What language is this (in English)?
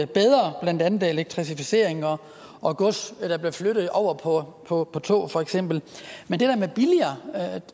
Danish